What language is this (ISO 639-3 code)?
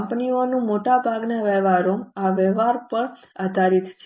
guj